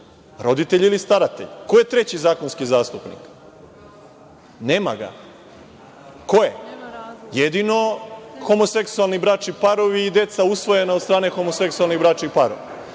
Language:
Serbian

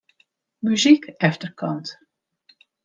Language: Western Frisian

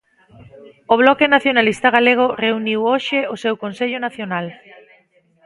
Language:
Galician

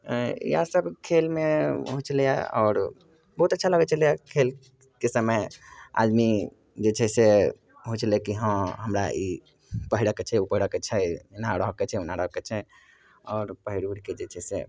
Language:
Maithili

